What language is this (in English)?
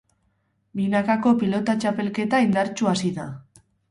Basque